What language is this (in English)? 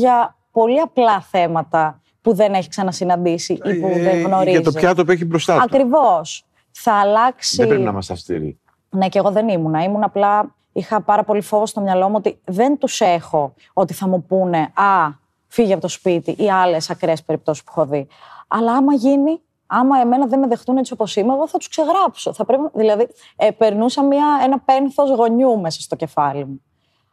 Greek